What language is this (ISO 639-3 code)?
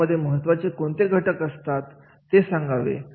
mar